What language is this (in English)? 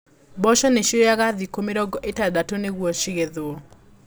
Kikuyu